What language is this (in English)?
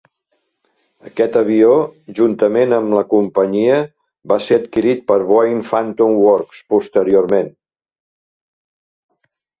Catalan